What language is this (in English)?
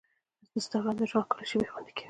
Pashto